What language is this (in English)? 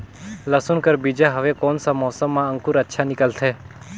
Chhattisgarhi